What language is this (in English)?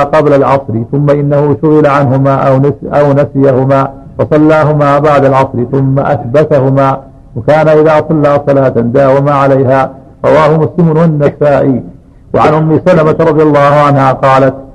Arabic